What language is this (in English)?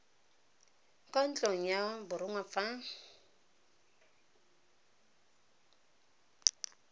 Tswana